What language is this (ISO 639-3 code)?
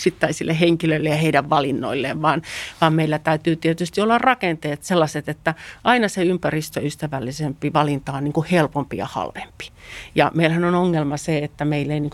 fin